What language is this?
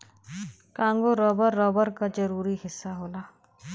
Bhojpuri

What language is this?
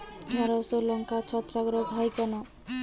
Bangla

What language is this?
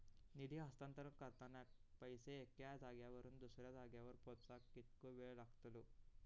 Marathi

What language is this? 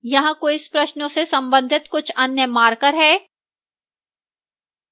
Hindi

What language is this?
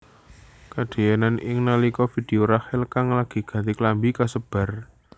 Javanese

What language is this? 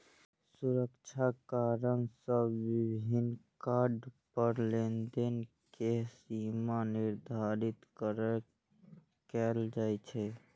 Maithili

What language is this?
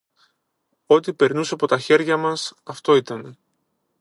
Greek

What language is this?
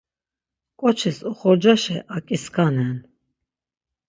Laz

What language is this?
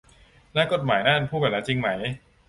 Thai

